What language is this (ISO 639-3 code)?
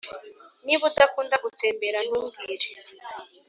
kin